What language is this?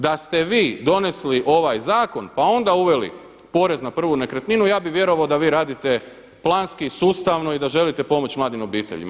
Croatian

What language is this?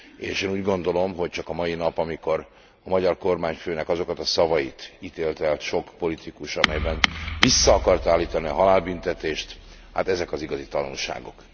Hungarian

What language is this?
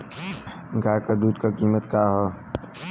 Bhojpuri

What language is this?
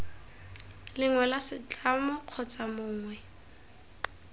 Tswana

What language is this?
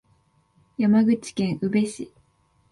Japanese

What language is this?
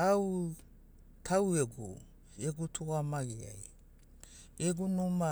Sinaugoro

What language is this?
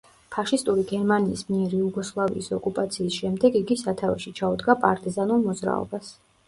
Georgian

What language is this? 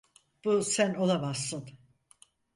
Turkish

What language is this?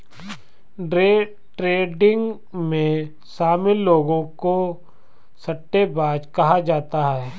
Hindi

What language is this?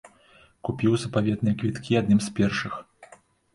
Belarusian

